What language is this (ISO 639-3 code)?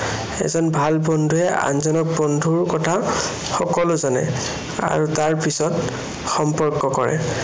asm